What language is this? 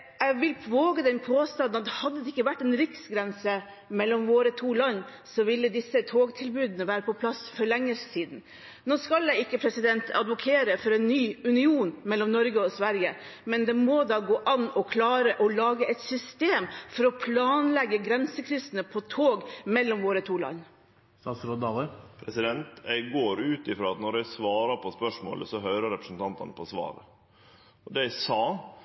Norwegian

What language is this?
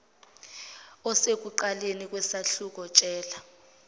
Zulu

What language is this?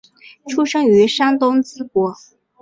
Chinese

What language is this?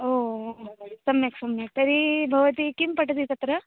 Sanskrit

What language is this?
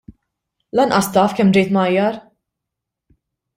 Maltese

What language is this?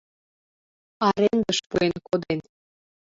Mari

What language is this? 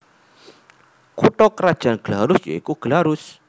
Javanese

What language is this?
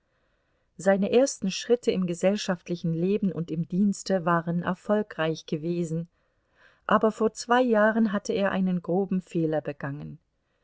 German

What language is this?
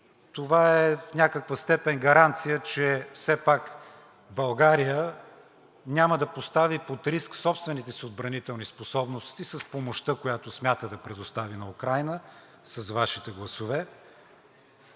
Bulgarian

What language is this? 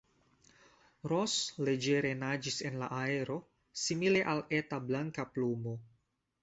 Esperanto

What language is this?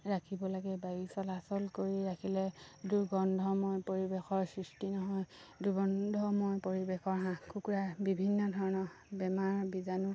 Assamese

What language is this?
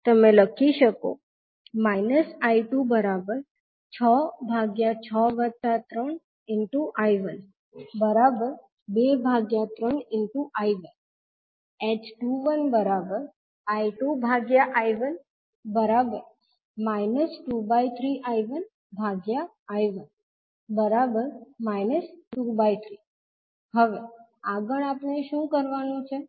Gujarati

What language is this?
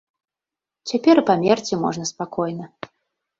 Belarusian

